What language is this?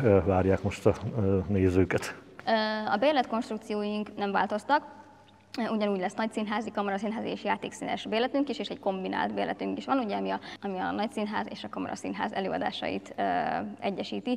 Hungarian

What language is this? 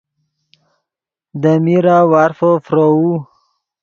Yidgha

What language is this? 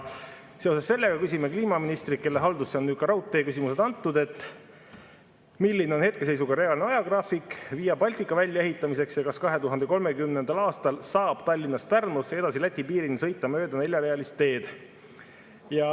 Estonian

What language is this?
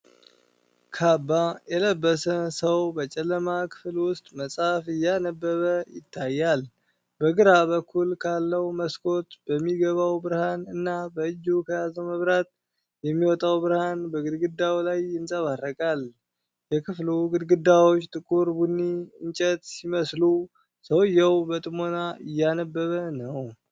Amharic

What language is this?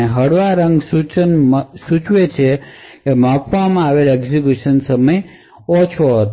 Gujarati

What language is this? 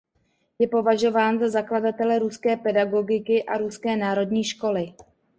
Czech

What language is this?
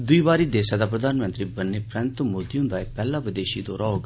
Dogri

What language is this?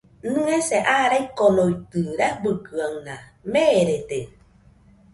Nüpode Huitoto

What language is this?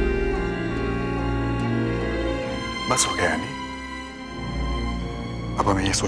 Hindi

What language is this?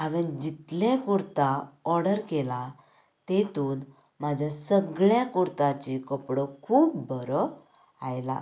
Konkani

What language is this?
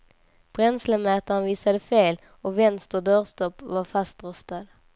Swedish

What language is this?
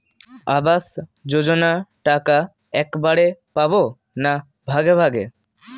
Bangla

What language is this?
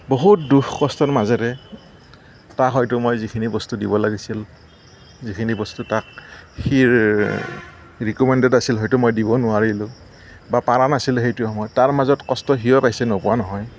Assamese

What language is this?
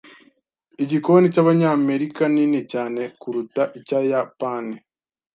Kinyarwanda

